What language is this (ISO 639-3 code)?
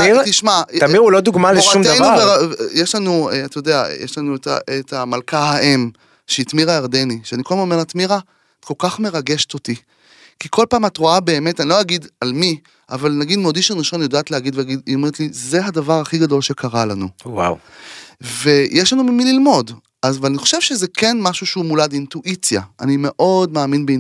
heb